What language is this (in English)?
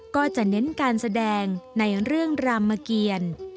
Thai